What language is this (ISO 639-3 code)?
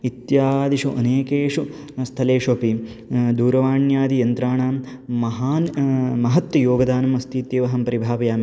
san